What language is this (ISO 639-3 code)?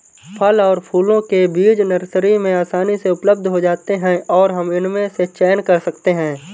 hin